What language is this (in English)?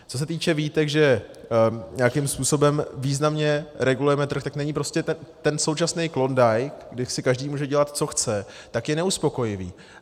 Czech